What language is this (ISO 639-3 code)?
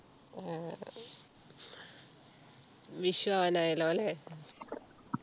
mal